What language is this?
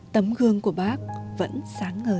Vietnamese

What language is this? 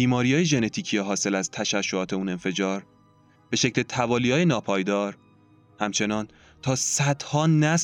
Persian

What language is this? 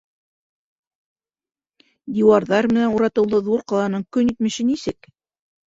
Bashkir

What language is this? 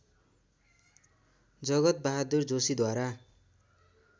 Nepali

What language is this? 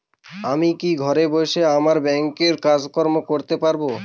Bangla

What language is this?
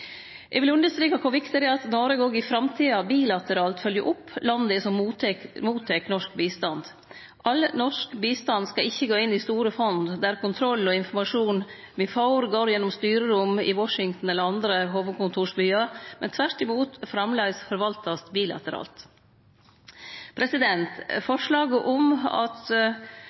Norwegian Nynorsk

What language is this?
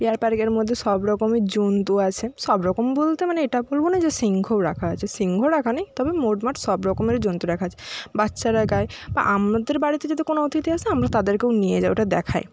Bangla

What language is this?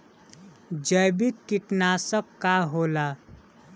Bhojpuri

